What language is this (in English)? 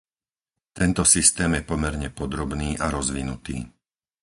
Slovak